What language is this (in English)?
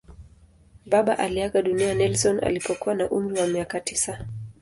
Swahili